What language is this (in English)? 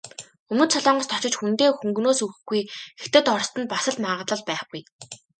Mongolian